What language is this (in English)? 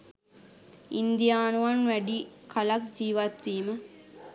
Sinhala